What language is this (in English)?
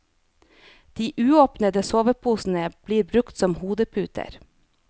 Norwegian